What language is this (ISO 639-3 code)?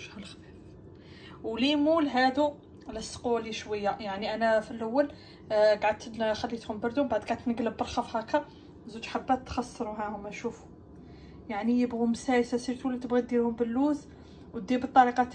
ara